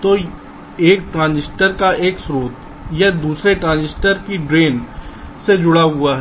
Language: Hindi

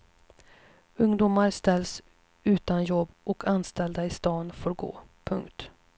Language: Swedish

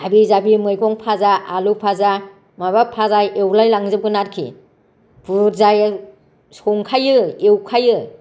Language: Bodo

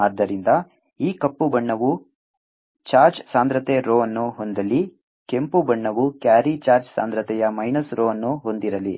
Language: Kannada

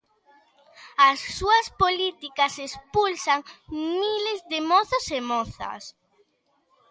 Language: Galician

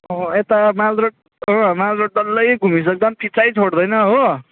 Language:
Nepali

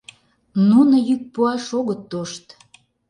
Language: Mari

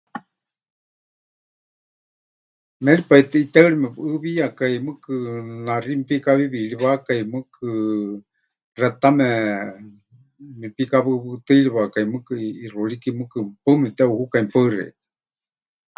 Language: Huichol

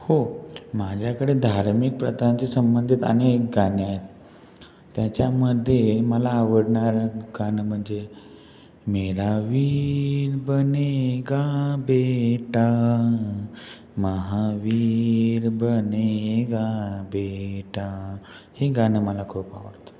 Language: Marathi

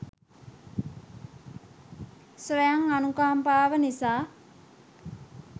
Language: Sinhala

